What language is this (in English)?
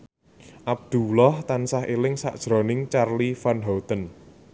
Javanese